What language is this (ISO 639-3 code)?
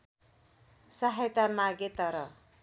nep